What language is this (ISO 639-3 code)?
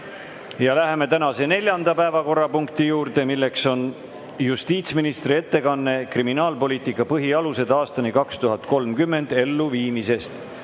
est